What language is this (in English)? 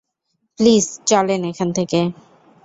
Bangla